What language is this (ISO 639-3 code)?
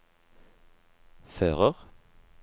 nor